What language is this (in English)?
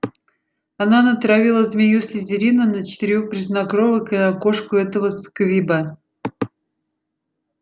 Russian